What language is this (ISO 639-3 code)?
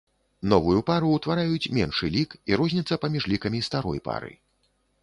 bel